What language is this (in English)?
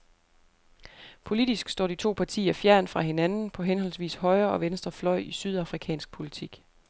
Danish